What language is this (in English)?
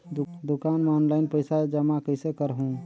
Chhattisgarhi